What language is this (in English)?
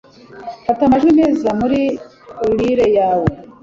Kinyarwanda